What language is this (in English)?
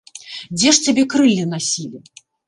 Belarusian